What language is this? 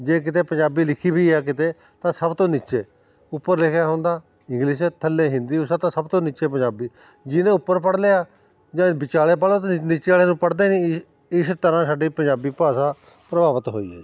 Punjabi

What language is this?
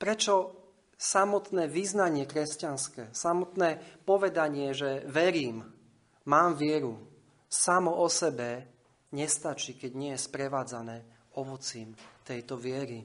Slovak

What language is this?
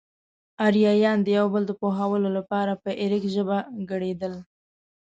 Pashto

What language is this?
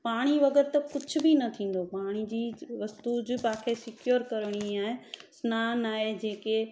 Sindhi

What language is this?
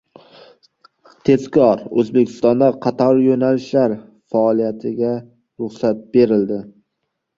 Uzbek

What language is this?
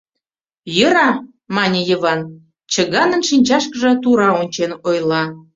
Mari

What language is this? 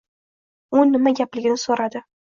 Uzbek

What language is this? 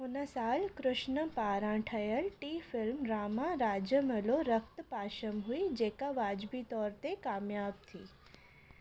Sindhi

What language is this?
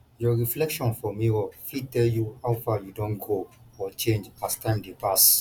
Nigerian Pidgin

